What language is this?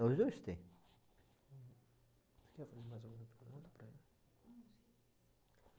Portuguese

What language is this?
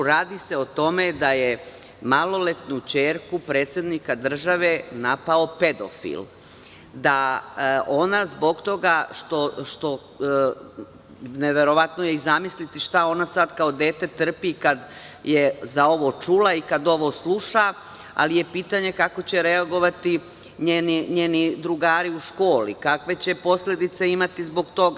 Serbian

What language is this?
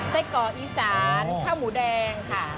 Thai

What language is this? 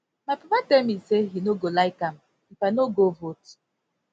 Nigerian Pidgin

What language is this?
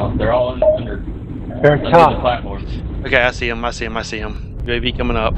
English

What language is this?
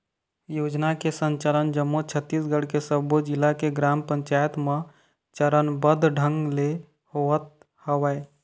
Chhattisgarhi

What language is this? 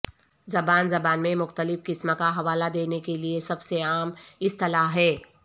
Urdu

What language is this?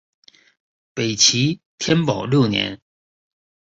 Chinese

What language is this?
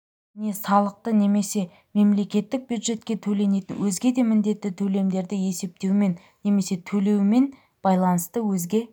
Kazakh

